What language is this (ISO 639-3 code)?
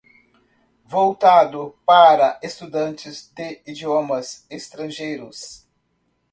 por